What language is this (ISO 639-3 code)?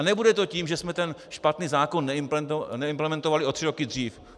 ces